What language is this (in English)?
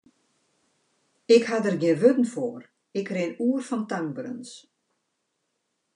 Western Frisian